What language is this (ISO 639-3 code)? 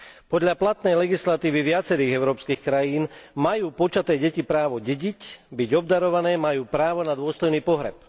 slk